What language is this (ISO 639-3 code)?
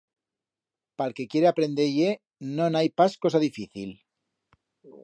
arg